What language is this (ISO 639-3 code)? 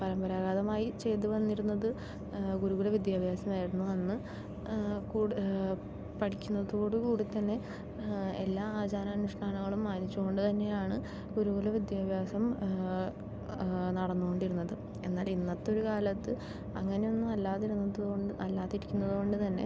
mal